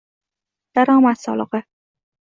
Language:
Uzbek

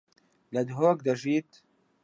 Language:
Central Kurdish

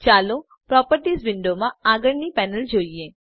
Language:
Gujarati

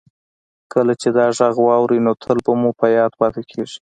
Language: Pashto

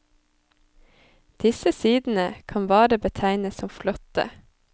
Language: Norwegian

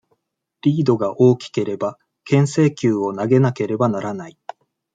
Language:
Japanese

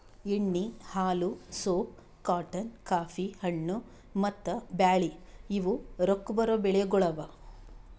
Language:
Kannada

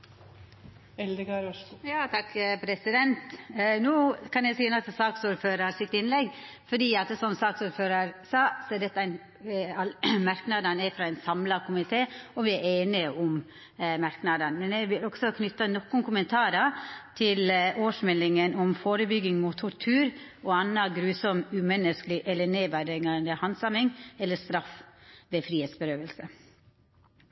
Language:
Norwegian Nynorsk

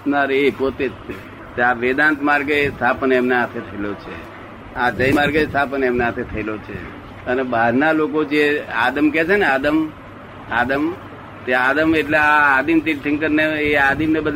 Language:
Gujarati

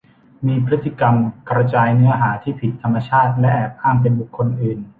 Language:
Thai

